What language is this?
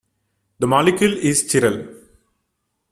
English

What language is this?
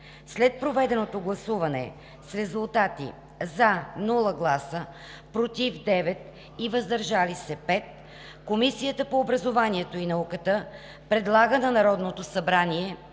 Bulgarian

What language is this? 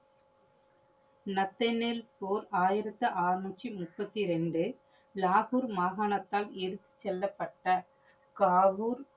Tamil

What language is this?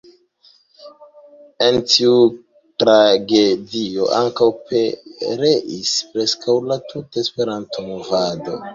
Esperanto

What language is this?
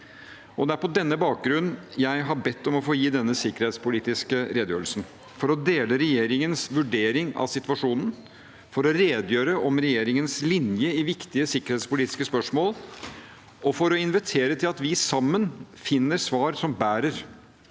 Norwegian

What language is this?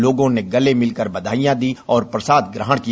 Hindi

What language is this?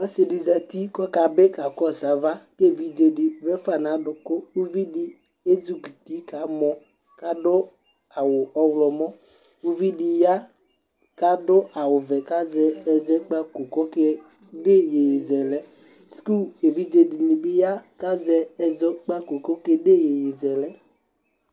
Ikposo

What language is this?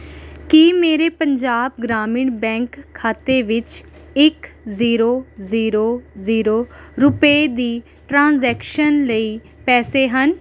Punjabi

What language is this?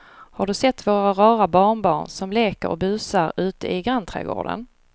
Swedish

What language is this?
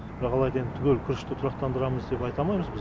Kazakh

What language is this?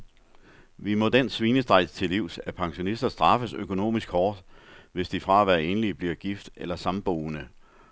Danish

